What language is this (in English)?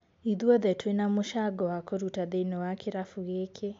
Kikuyu